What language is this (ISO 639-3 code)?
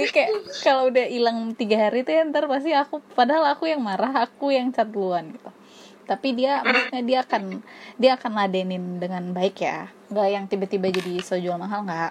ind